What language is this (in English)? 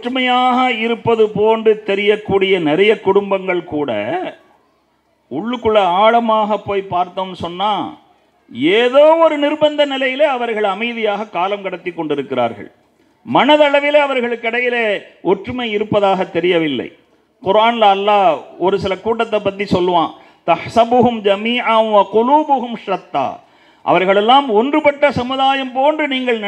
Tamil